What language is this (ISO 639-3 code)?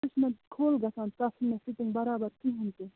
kas